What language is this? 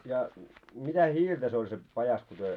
Finnish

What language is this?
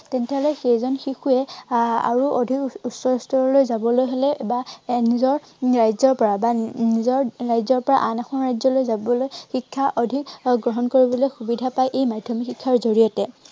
Assamese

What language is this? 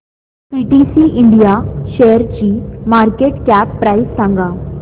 Marathi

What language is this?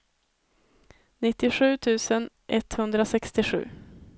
Swedish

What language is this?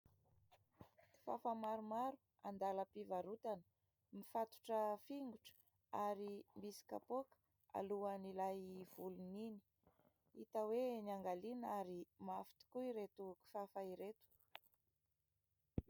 Malagasy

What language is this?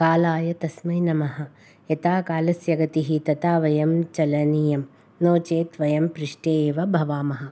Sanskrit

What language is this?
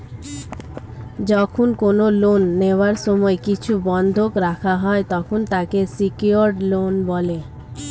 Bangla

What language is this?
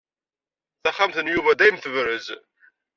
Kabyle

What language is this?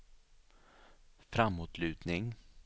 Swedish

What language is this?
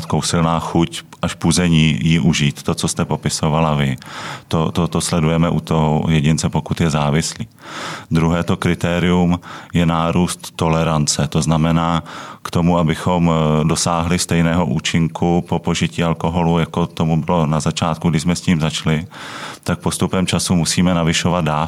Czech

